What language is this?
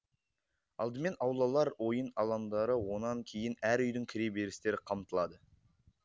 Kazakh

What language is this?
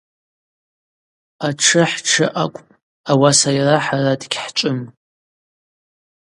Abaza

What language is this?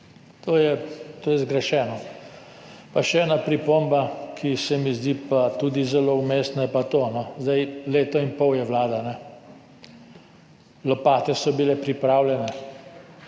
Slovenian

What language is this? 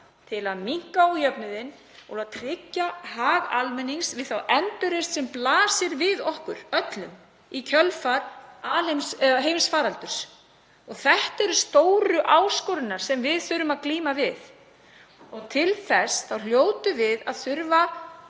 Icelandic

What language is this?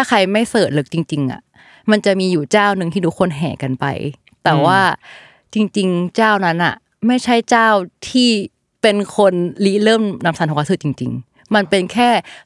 Thai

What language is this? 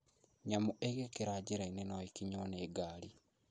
Kikuyu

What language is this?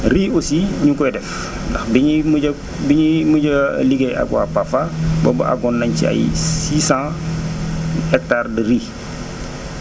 Wolof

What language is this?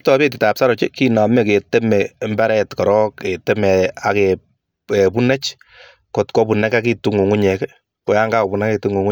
Kalenjin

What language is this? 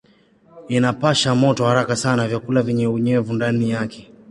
Swahili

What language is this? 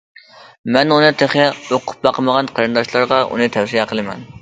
Uyghur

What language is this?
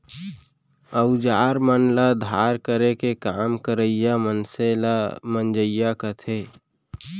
Chhattisgarhi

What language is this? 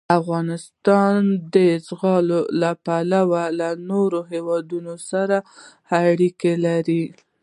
Pashto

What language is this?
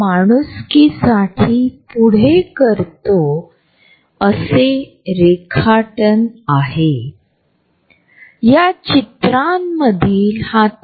Marathi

